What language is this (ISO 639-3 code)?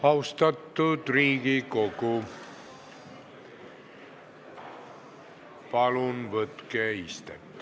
est